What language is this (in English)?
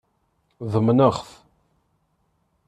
Kabyle